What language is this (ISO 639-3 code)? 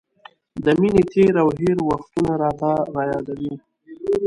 pus